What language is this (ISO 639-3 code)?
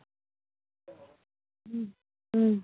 sat